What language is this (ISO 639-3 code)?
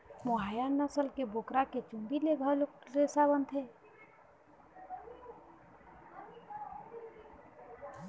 hne